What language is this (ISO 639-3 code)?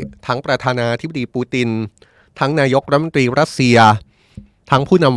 tha